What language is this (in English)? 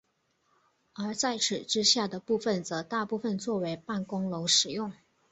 Chinese